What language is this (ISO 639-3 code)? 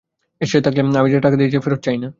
ben